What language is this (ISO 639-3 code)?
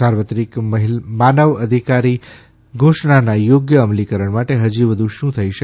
guj